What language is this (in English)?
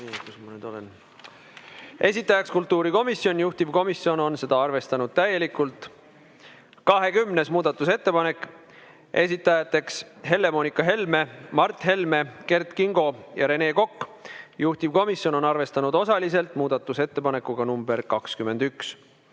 Estonian